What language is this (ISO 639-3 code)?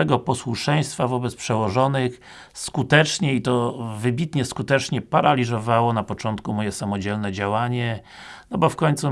pol